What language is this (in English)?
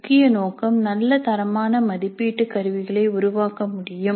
Tamil